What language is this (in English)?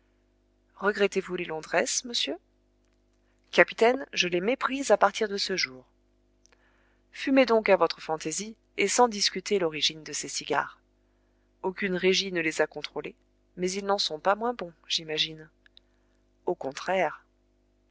French